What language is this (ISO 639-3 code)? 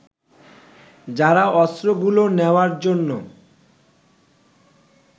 ben